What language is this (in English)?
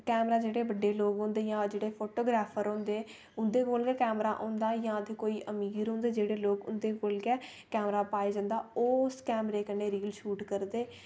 Dogri